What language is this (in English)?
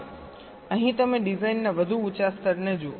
Gujarati